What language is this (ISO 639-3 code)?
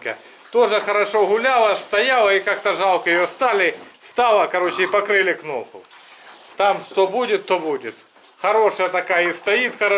rus